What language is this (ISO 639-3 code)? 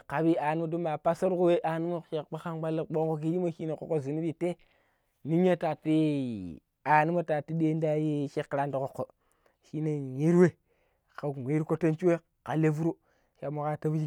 pip